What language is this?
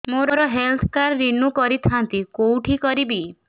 Odia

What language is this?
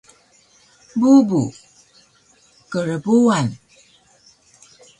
Taroko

